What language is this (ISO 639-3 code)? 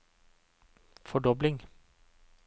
nor